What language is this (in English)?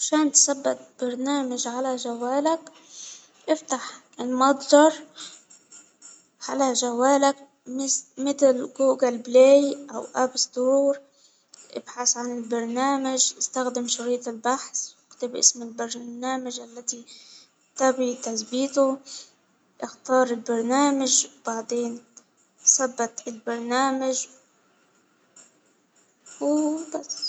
Hijazi Arabic